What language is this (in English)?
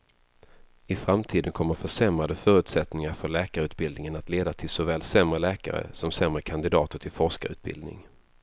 Swedish